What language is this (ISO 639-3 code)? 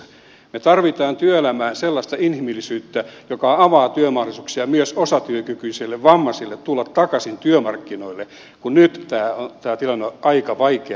fin